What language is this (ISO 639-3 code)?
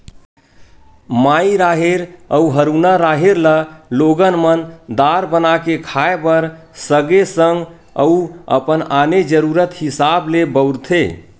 hne